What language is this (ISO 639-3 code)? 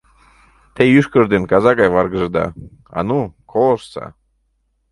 chm